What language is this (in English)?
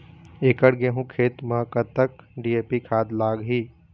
Chhattisgarhi